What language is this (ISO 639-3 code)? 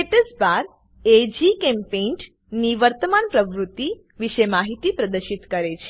guj